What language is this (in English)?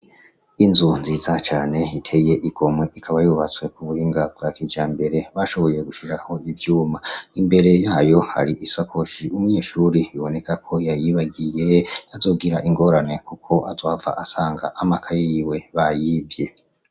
Rundi